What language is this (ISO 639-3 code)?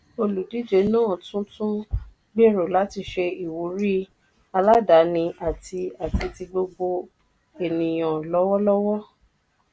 yor